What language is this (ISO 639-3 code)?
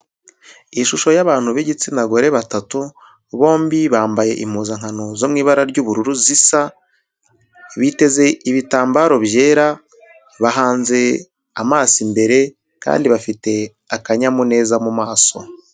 kin